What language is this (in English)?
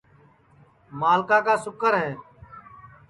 Sansi